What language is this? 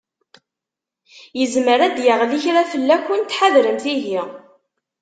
Kabyle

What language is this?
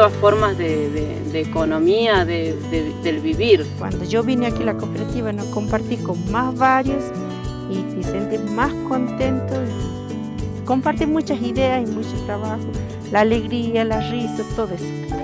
Spanish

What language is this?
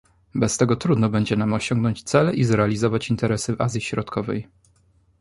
Polish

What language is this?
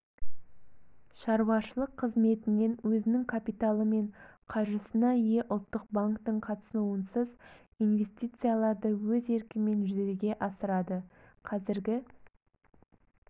Kazakh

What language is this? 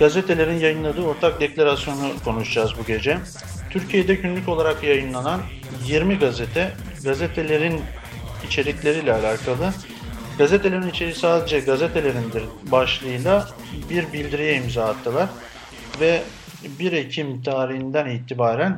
Turkish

